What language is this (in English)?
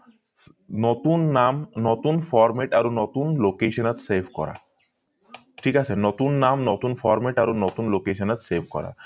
Assamese